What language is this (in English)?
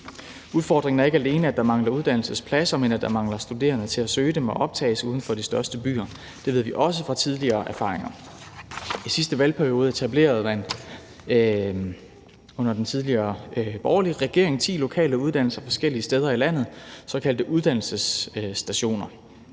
Danish